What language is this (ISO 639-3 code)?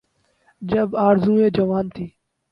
urd